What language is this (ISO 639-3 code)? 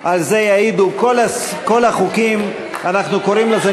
heb